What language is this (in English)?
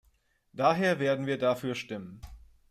German